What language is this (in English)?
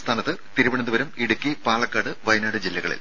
Malayalam